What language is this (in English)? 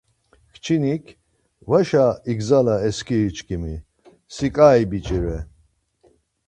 Laz